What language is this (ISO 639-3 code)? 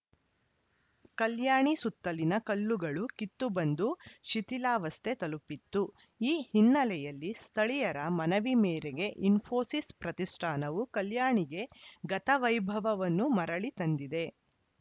kan